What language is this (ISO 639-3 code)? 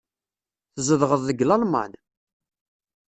kab